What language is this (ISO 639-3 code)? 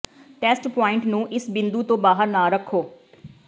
pan